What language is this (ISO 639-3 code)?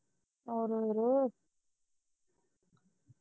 pan